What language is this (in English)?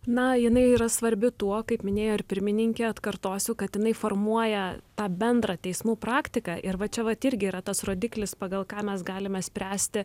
Lithuanian